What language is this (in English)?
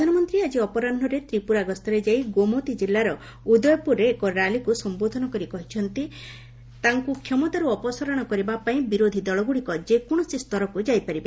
Odia